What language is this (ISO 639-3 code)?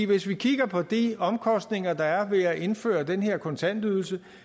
dan